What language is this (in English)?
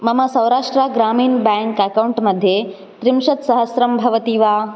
Sanskrit